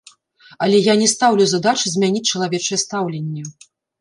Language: Belarusian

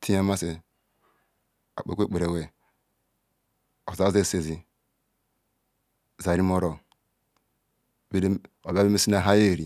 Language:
Ikwere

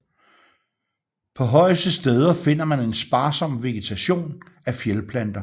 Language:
Danish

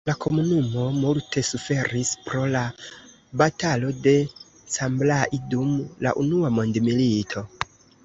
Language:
Esperanto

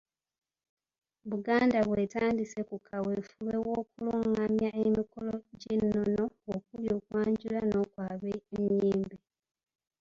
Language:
Ganda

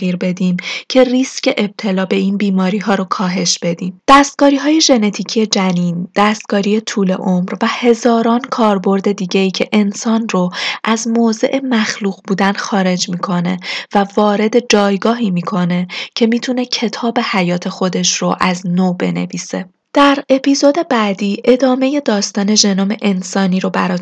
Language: Persian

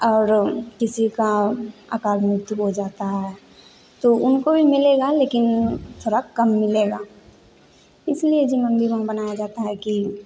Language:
Hindi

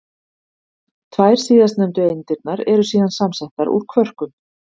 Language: Icelandic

